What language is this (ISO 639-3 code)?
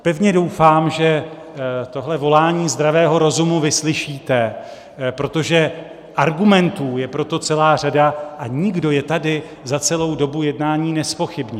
ces